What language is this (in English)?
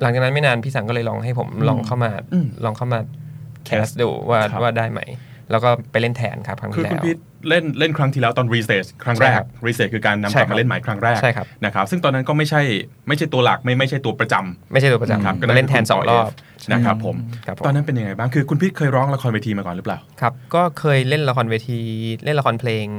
Thai